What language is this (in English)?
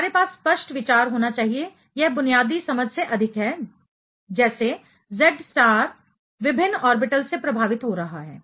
Hindi